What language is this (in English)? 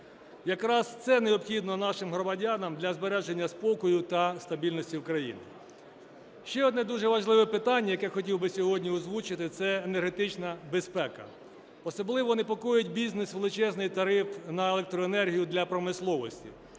Ukrainian